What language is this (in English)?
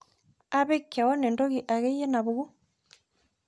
Masai